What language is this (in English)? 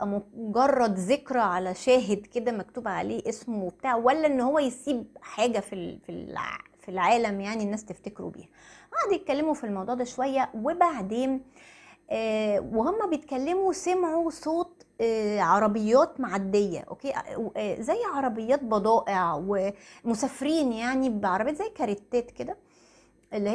Arabic